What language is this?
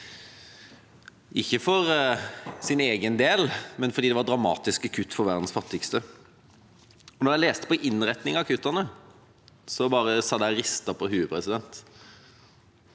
Norwegian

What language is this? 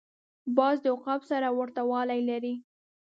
Pashto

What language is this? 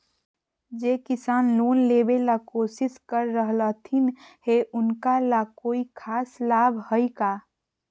Magahi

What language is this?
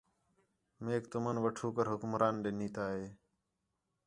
Khetrani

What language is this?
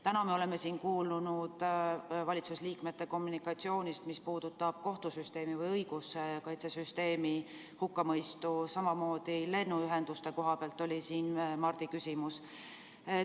Estonian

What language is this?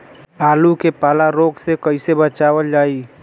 Bhojpuri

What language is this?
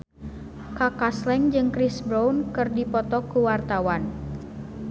Sundanese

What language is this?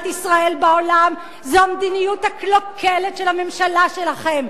Hebrew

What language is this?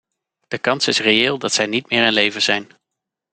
Dutch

